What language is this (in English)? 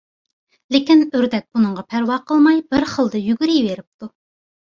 Uyghur